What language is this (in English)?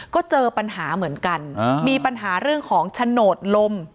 Thai